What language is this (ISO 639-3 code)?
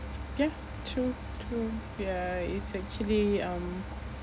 eng